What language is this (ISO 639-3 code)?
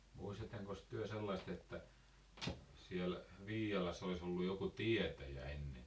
fin